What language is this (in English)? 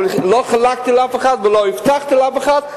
Hebrew